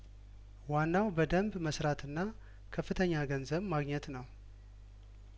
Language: Amharic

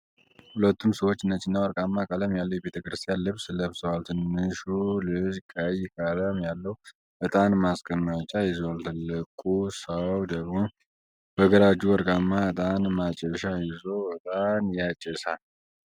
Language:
Amharic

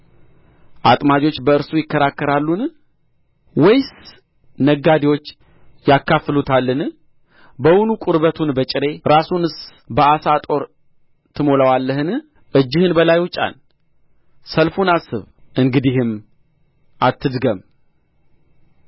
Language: Amharic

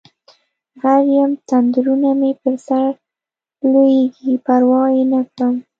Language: Pashto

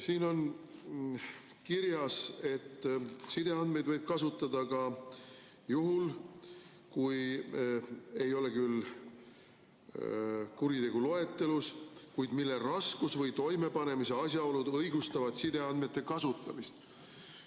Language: Estonian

